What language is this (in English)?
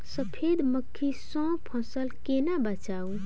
Maithili